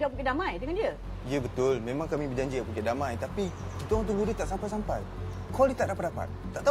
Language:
Malay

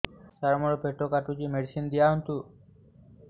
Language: Odia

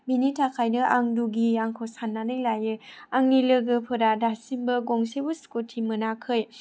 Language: Bodo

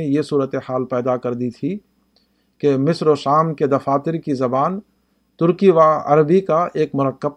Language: Urdu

